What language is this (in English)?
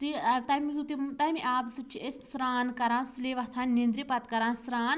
Kashmiri